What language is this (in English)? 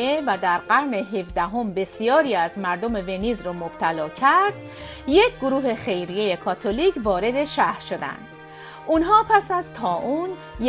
Persian